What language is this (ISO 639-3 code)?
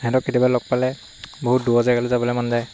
asm